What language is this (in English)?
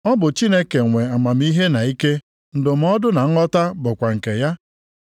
Igbo